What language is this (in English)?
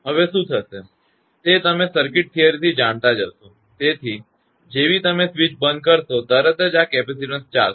Gujarati